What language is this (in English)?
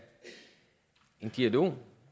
Danish